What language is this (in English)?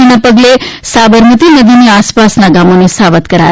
Gujarati